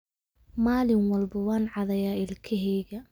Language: Somali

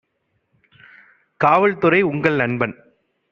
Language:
Tamil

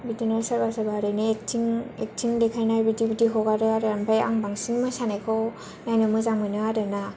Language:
Bodo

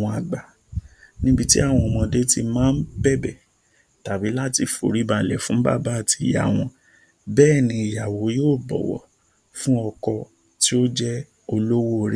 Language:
Yoruba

